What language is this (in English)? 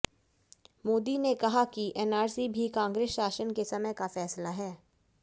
Hindi